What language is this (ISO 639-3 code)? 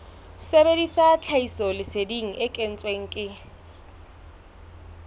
sot